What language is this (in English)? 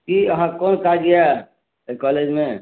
Maithili